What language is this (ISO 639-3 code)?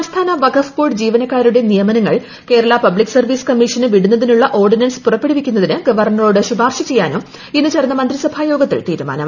mal